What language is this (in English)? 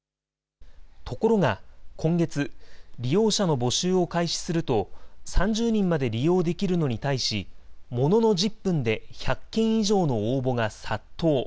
Japanese